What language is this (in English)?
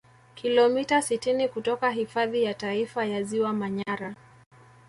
Swahili